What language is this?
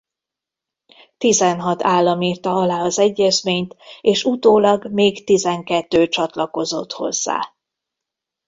Hungarian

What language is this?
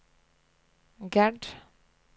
Norwegian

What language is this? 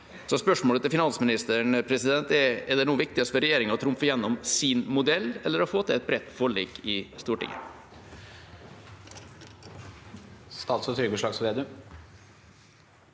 Norwegian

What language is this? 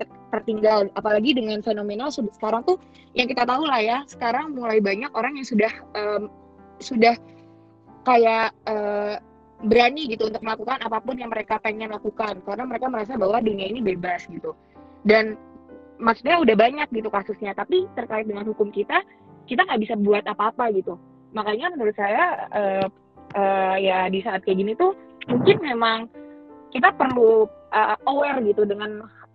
Indonesian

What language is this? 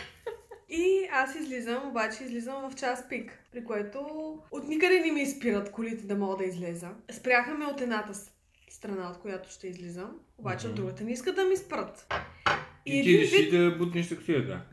Bulgarian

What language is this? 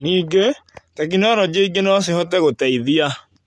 Kikuyu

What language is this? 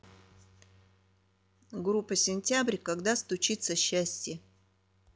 Russian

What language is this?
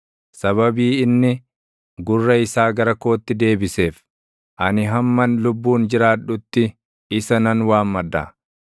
Oromo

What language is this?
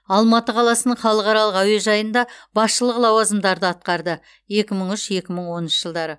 Kazakh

